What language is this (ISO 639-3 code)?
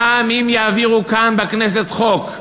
heb